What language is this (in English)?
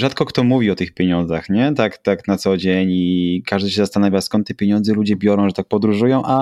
Polish